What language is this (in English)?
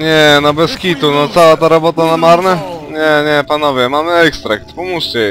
Polish